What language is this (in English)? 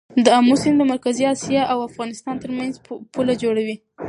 Pashto